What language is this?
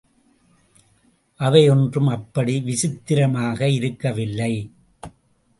Tamil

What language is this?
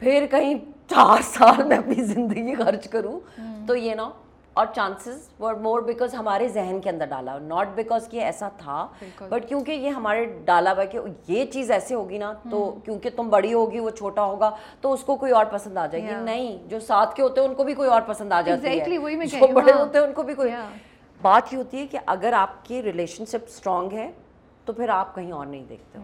Urdu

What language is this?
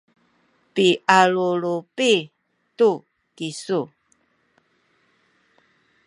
Sakizaya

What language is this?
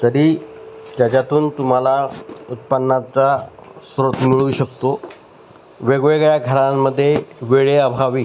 Marathi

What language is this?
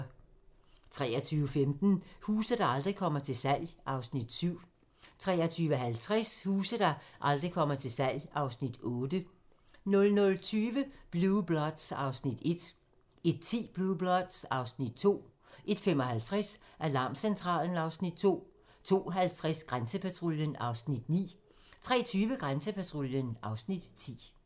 Danish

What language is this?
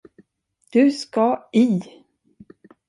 Swedish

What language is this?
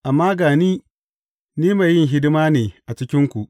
Hausa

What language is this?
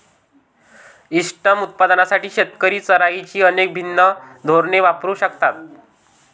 Marathi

